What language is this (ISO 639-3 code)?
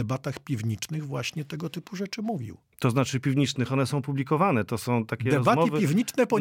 pol